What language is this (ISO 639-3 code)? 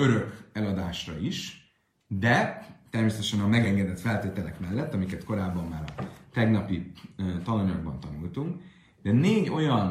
hun